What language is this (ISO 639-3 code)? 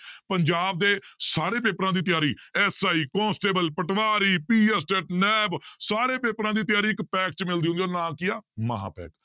pan